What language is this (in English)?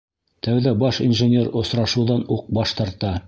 Bashkir